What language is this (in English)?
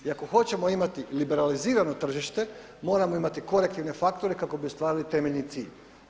Croatian